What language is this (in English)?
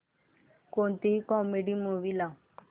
Marathi